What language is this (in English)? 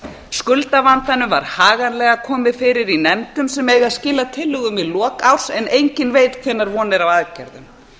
Icelandic